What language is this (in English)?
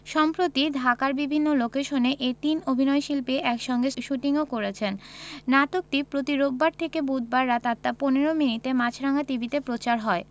Bangla